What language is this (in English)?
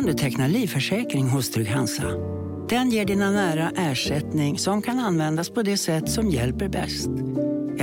Swedish